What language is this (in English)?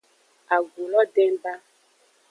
Aja (Benin)